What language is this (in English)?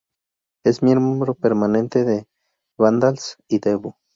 Spanish